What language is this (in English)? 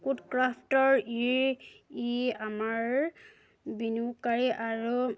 Assamese